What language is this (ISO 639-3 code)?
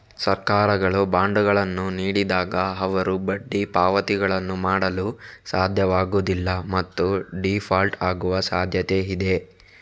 kan